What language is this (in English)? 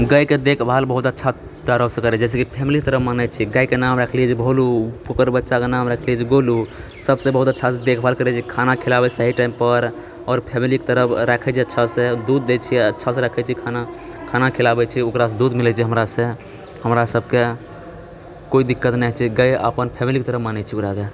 Maithili